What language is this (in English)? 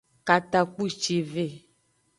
Aja (Benin)